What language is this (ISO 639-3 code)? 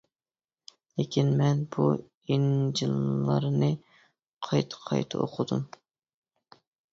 uig